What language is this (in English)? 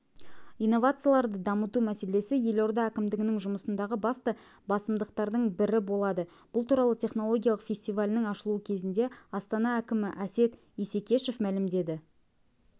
Kazakh